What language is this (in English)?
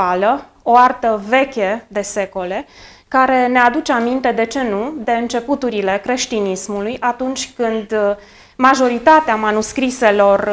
Romanian